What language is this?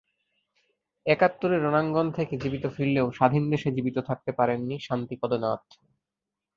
Bangla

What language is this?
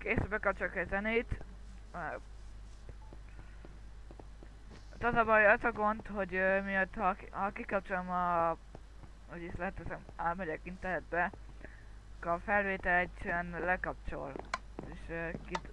Hungarian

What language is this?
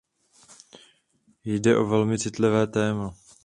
Czech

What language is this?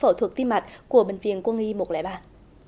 Vietnamese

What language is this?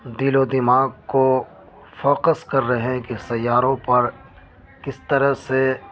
Urdu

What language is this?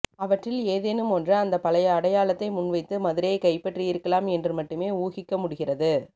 Tamil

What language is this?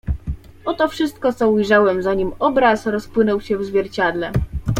Polish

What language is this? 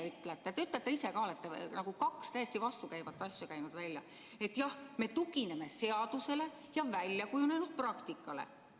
Estonian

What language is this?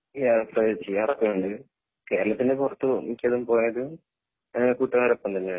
Malayalam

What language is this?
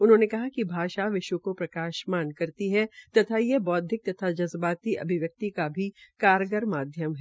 Hindi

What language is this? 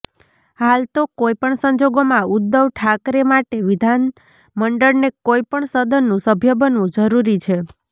Gujarati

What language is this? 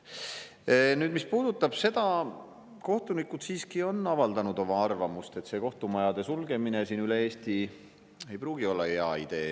Estonian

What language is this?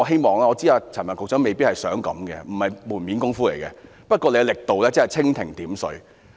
Cantonese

